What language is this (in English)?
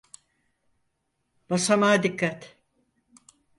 Turkish